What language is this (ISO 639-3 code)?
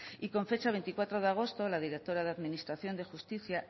spa